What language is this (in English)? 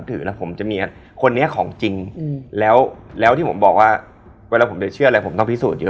Thai